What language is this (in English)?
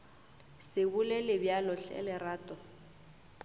Northern Sotho